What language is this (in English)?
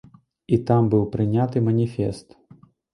Belarusian